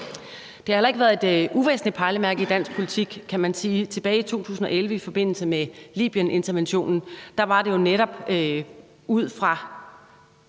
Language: Danish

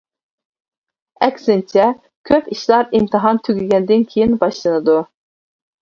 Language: Uyghur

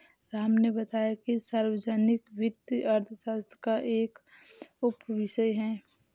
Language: Hindi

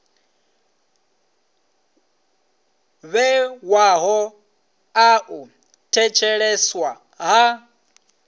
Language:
Venda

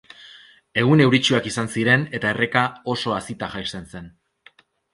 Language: Basque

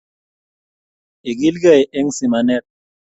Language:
Kalenjin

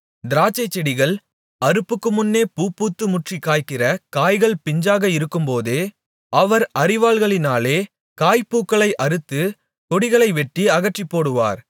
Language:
Tamil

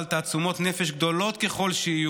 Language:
Hebrew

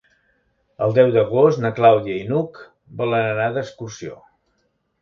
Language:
Catalan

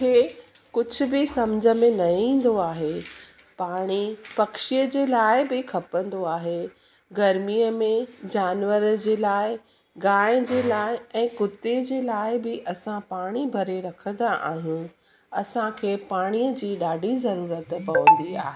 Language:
Sindhi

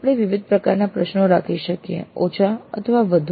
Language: Gujarati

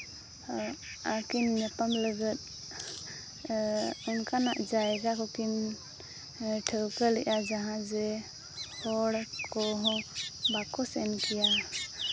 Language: Santali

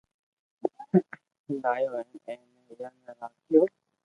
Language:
Loarki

